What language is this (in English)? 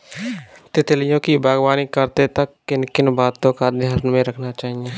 Hindi